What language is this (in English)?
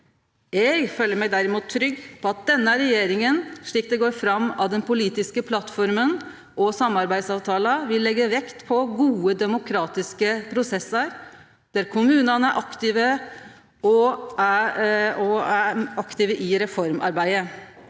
Norwegian